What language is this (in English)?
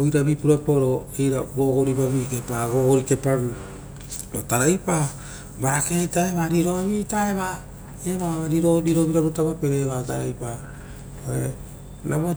Rotokas